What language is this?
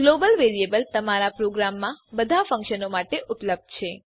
Gujarati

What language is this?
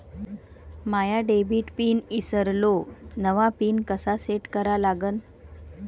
Marathi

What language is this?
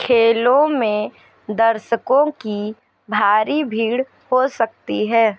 Hindi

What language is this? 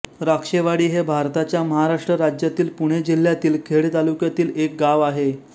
Marathi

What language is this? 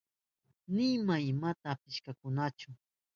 Southern Pastaza Quechua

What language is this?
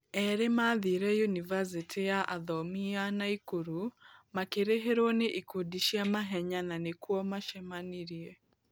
Kikuyu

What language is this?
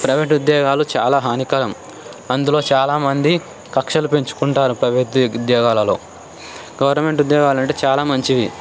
Telugu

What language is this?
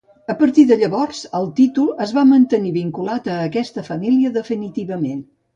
Catalan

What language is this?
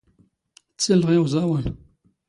Standard Moroccan Tamazight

